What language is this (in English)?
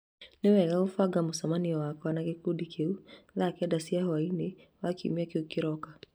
Kikuyu